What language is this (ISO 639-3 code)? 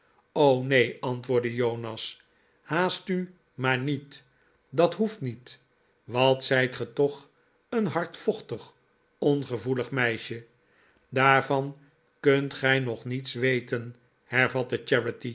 nld